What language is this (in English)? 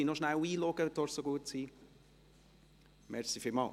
Swiss German